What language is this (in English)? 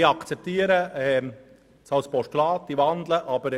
Swiss German